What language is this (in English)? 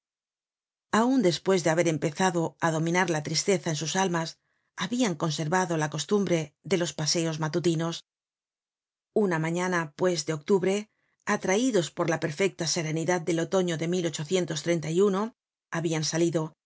Spanish